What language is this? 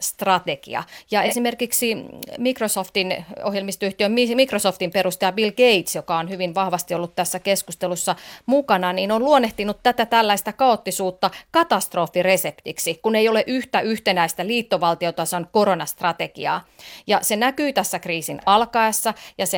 Finnish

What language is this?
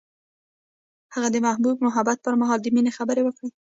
Pashto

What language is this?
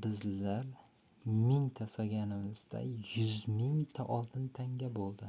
Turkish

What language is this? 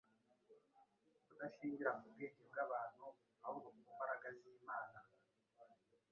Kinyarwanda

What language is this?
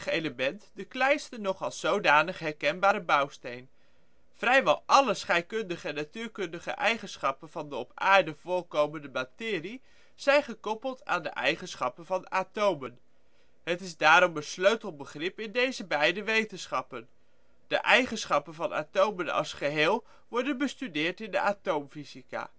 Dutch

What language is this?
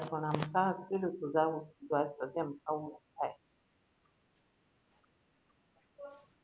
Gujarati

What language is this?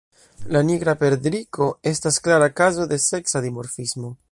Esperanto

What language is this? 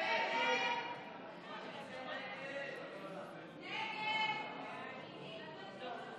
Hebrew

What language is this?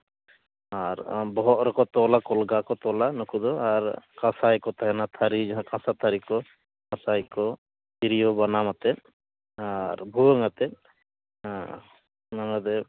Santali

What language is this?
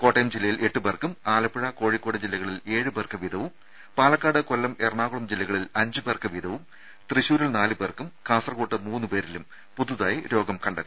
Malayalam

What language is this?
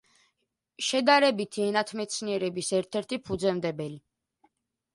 Georgian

